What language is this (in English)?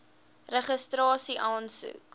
Afrikaans